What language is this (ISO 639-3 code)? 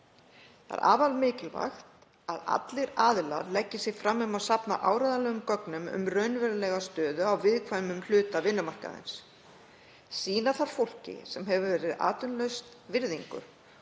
isl